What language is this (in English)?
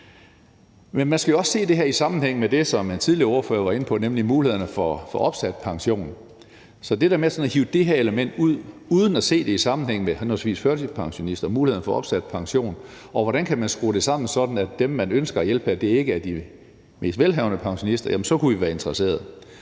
Danish